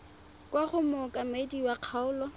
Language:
Tswana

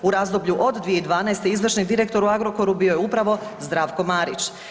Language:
Croatian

